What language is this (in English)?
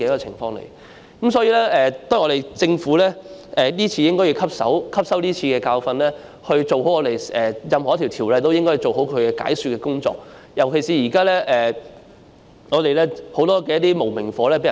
Cantonese